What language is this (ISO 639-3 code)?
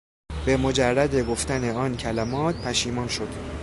fas